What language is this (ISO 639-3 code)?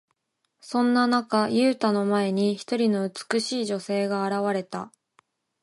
jpn